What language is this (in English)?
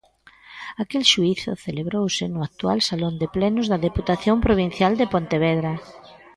Galician